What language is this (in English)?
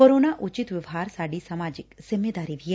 Punjabi